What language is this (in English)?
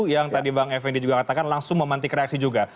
Indonesian